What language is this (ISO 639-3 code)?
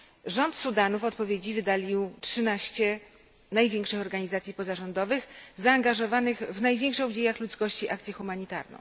pol